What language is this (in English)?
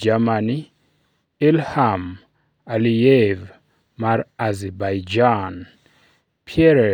Luo (Kenya and Tanzania)